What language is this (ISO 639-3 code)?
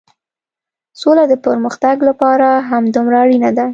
pus